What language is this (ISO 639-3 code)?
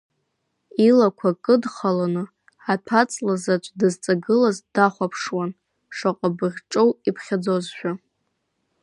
abk